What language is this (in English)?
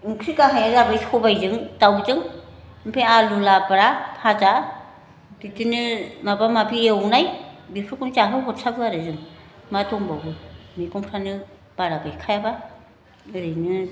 Bodo